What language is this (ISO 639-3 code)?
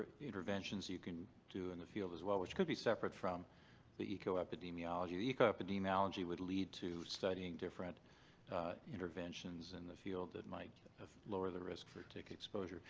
eng